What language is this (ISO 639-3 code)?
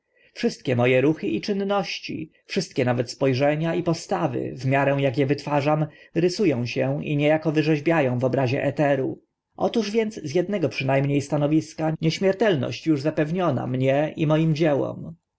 pol